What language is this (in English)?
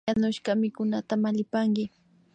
Imbabura Highland Quichua